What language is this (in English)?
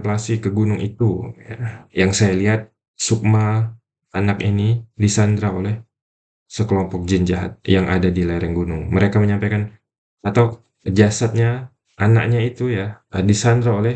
Indonesian